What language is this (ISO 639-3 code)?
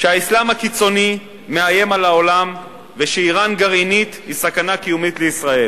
heb